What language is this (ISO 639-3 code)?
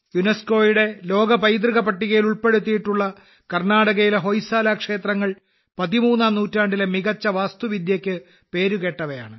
mal